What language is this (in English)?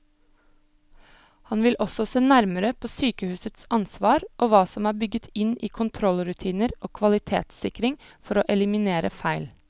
Norwegian